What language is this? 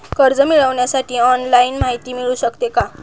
Marathi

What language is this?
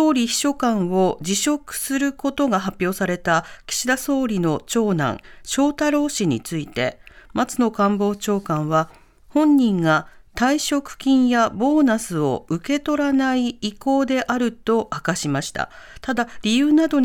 Japanese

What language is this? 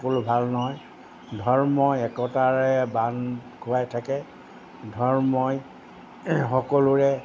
Assamese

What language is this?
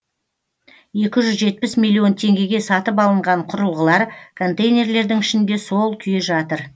Kazakh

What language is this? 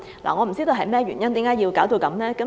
Cantonese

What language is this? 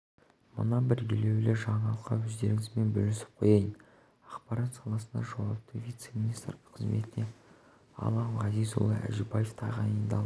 Kazakh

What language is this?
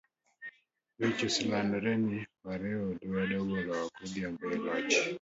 Luo (Kenya and Tanzania)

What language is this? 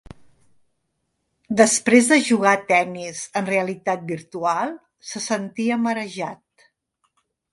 Catalan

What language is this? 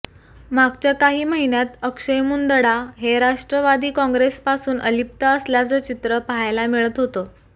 Marathi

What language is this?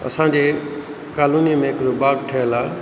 Sindhi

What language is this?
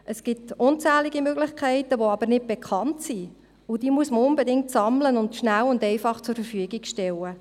Swiss German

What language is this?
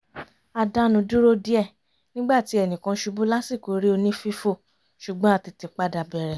Yoruba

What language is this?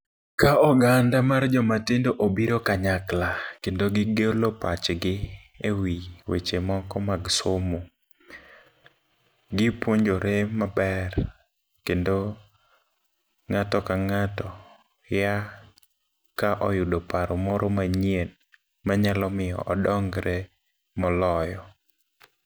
Luo (Kenya and Tanzania)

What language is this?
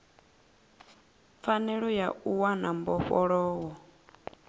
Venda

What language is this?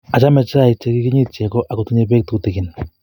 Kalenjin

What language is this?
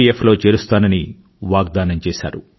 Telugu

